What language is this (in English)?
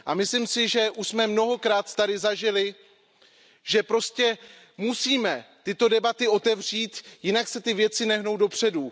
Czech